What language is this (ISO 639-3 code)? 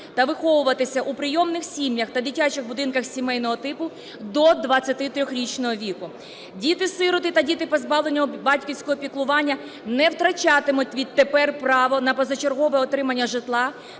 ukr